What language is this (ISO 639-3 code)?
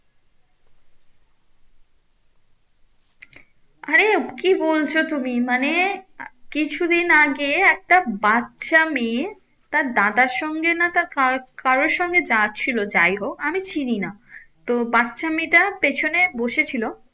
ben